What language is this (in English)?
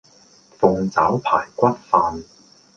Cantonese